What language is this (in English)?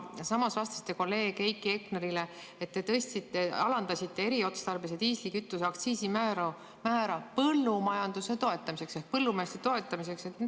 Estonian